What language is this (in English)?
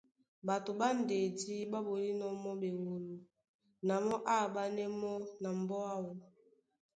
Duala